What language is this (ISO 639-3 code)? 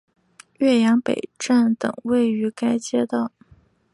zho